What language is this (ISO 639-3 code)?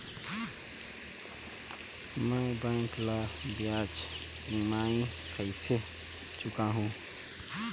hne